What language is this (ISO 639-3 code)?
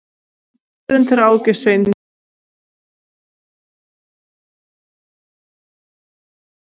isl